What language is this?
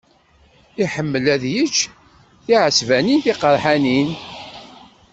Kabyle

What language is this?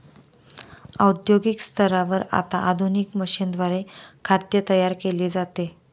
Marathi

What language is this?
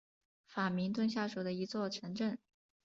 Chinese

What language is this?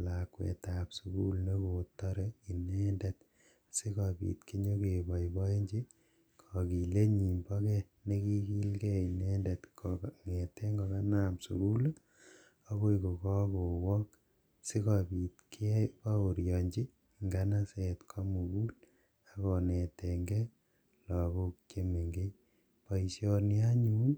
Kalenjin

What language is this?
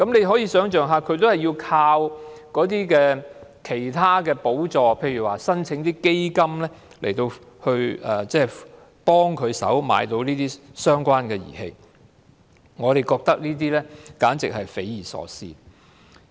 Cantonese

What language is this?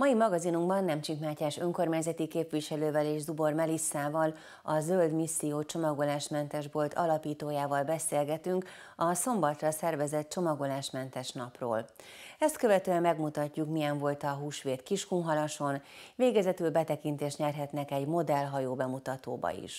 Hungarian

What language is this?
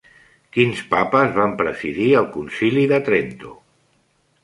Catalan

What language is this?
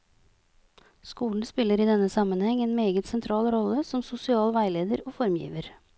Norwegian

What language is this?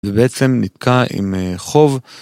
Hebrew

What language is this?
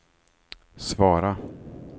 Swedish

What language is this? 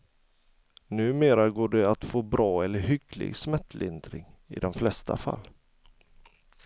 Swedish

